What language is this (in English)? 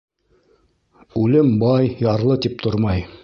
Bashkir